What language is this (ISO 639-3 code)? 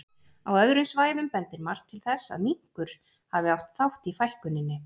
isl